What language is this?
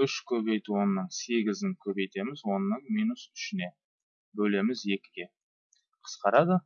Turkish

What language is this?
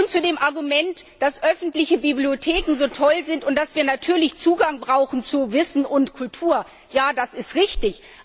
German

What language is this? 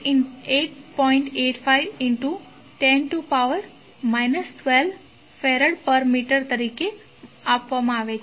Gujarati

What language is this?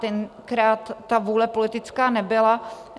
Czech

